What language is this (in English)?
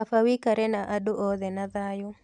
Kikuyu